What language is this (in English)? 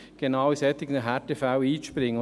Swiss German